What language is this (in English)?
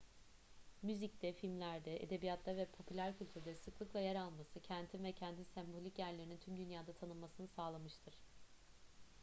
Turkish